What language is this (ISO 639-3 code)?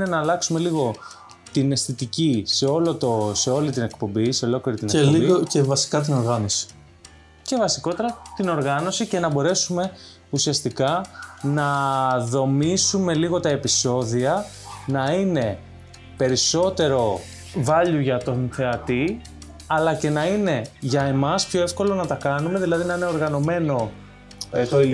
ell